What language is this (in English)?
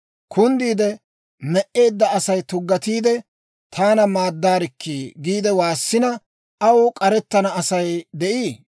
Dawro